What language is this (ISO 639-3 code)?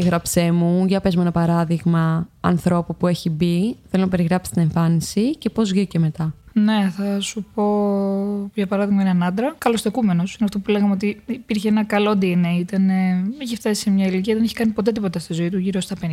ell